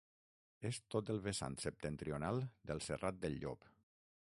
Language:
Catalan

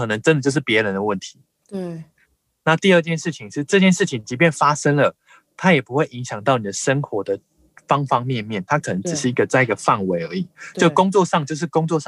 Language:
Chinese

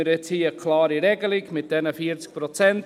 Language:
Swiss German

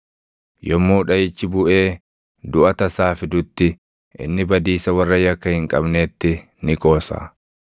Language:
Oromo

